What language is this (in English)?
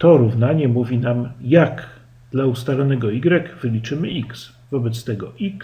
Polish